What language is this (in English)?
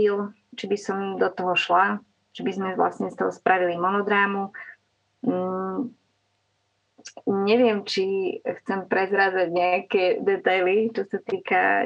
Slovak